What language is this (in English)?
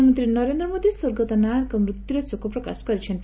Odia